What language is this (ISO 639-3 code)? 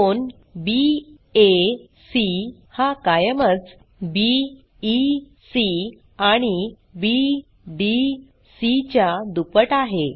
mar